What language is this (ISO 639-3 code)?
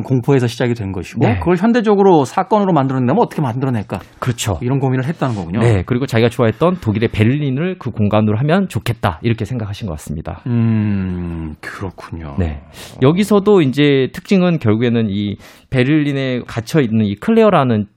kor